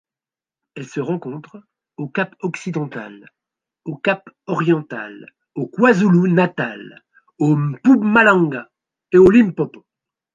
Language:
French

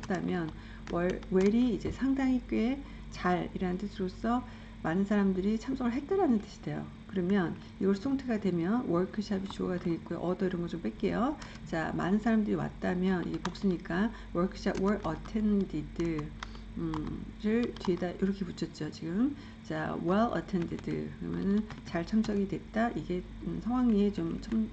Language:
Korean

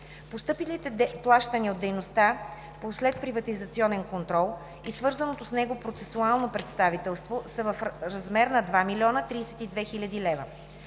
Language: Bulgarian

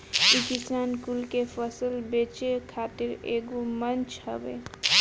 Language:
Bhojpuri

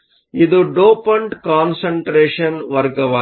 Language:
Kannada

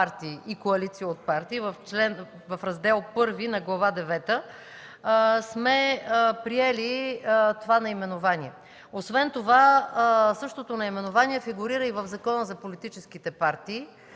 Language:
Bulgarian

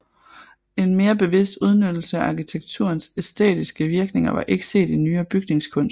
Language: Danish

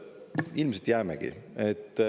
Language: Estonian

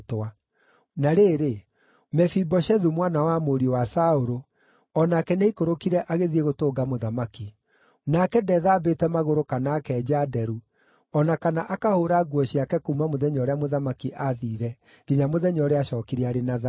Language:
Kikuyu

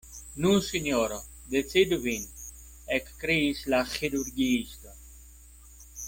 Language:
Esperanto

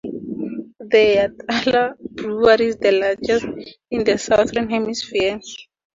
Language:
English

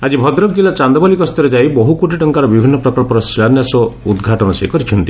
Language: Odia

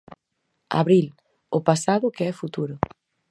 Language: Galician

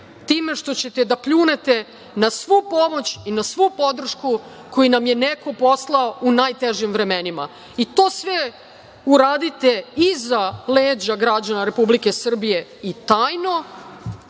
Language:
Serbian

